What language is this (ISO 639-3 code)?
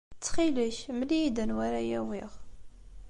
kab